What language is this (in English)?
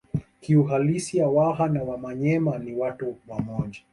Swahili